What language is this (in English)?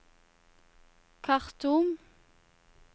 Norwegian